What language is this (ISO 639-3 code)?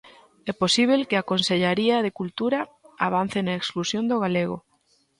glg